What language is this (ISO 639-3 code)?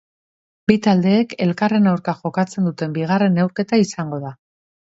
eus